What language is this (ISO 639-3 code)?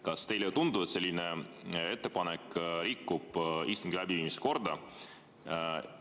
est